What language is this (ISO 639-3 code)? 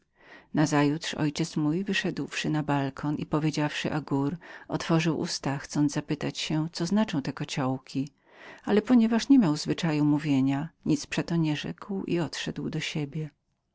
pol